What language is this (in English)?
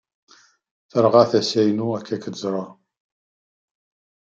Kabyle